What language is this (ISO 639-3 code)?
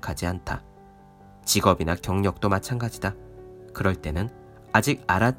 kor